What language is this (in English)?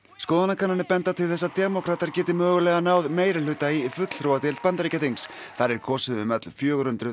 Icelandic